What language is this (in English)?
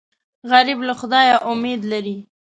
Pashto